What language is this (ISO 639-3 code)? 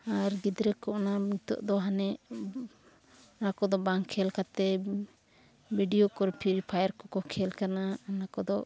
sat